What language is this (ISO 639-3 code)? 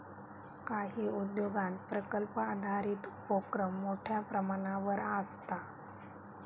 mar